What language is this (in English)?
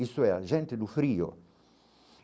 Portuguese